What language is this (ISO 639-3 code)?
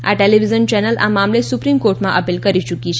guj